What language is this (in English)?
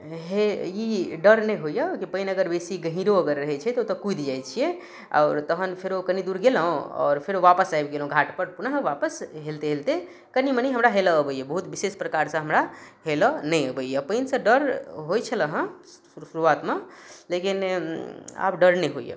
Maithili